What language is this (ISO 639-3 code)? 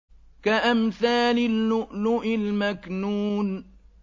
ara